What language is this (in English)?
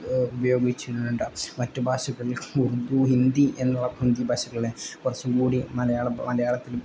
Malayalam